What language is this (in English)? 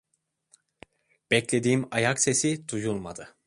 Turkish